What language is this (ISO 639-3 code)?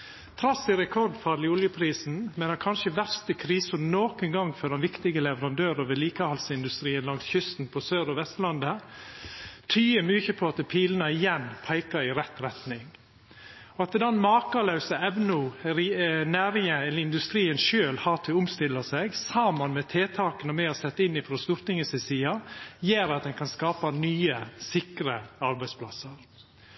nno